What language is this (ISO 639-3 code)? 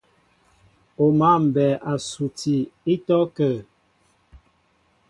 mbo